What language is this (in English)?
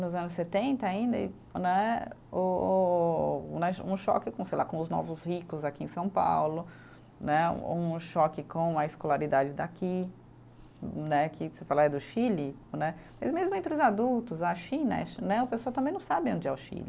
Portuguese